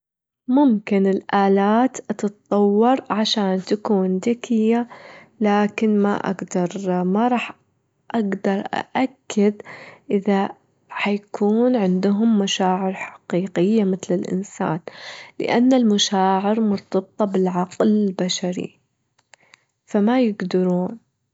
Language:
Gulf Arabic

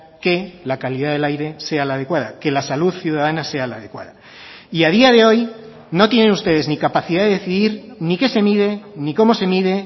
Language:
Spanish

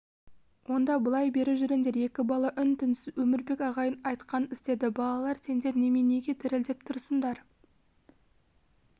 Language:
Kazakh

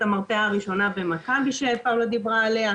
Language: Hebrew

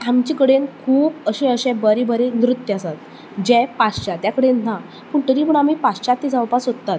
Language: Konkani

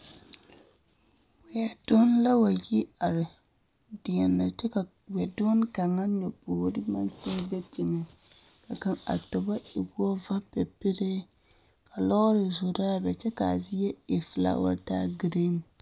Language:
Southern Dagaare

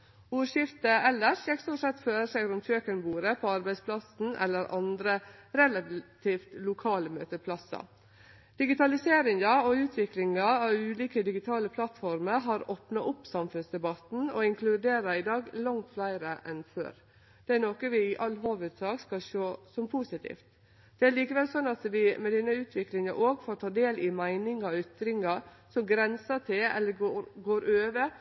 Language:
Norwegian Nynorsk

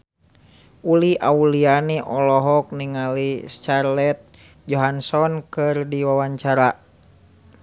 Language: Sundanese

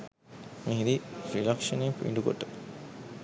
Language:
Sinhala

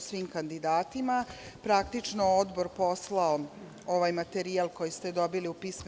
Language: Serbian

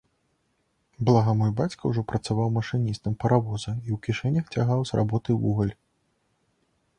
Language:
Belarusian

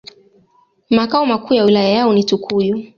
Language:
Swahili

